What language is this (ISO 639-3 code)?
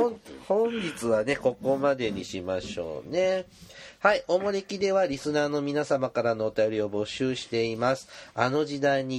jpn